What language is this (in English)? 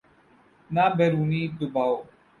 Urdu